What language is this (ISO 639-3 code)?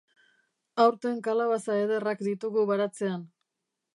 eus